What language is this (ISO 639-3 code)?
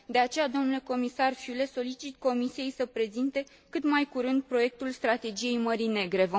ron